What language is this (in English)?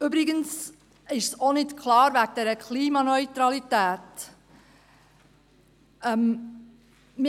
Swiss German